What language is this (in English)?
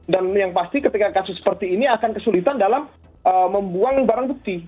Indonesian